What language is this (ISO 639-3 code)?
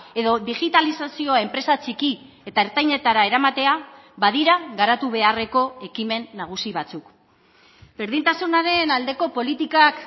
eus